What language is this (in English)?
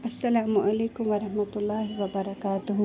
Kashmiri